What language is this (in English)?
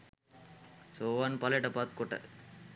Sinhala